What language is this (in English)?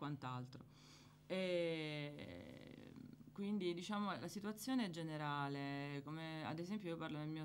Italian